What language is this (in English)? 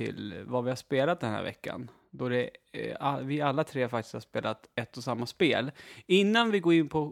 Swedish